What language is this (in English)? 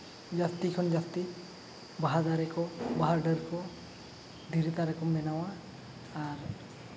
Santali